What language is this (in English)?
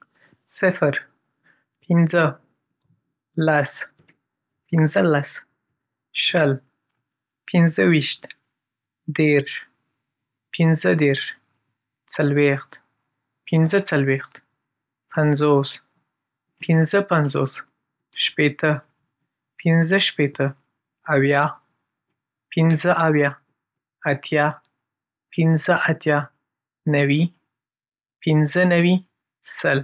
Pashto